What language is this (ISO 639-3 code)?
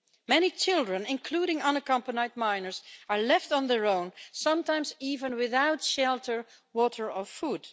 eng